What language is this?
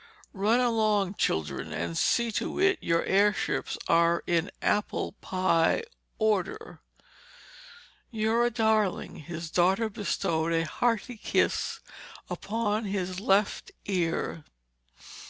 English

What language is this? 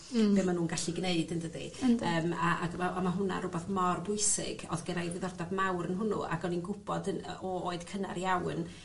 Welsh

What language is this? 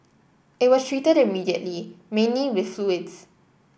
English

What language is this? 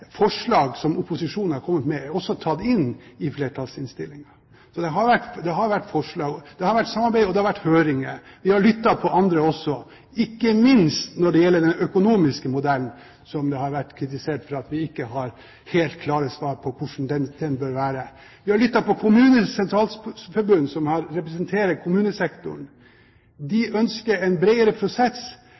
Norwegian Bokmål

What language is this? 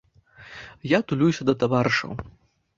Belarusian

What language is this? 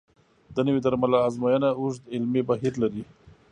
Pashto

